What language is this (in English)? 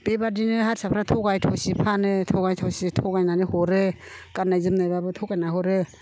Bodo